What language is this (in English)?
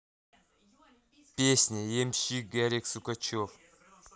Russian